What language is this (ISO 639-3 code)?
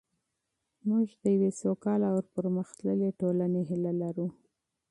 pus